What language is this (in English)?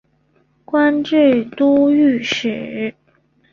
Chinese